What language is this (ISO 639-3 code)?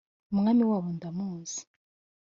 kin